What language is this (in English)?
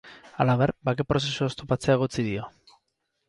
Basque